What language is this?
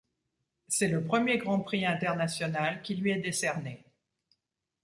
French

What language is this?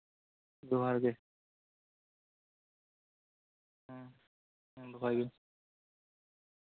Santali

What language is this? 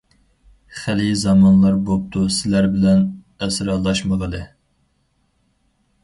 Uyghur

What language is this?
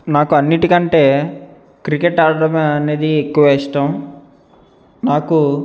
Telugu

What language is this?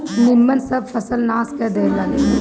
Bhojpuri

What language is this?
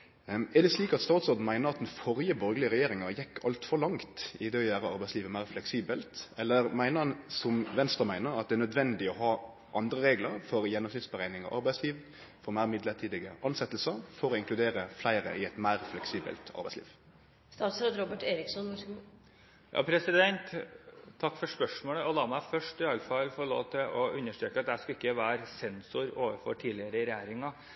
Norwegian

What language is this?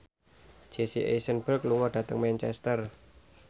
Javanese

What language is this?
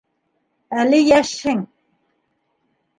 Bashkir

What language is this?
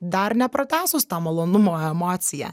Lithuanian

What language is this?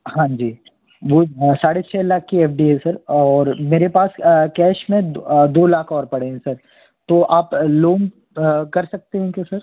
Hindi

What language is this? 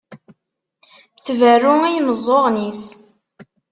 Kabyle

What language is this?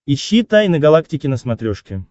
Russian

